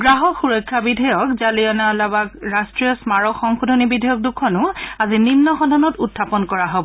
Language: Assamese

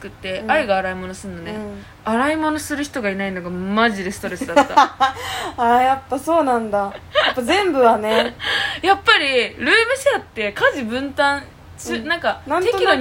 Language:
Japanese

